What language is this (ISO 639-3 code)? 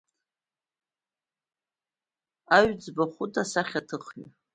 abk